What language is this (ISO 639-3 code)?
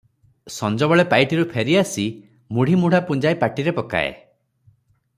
ori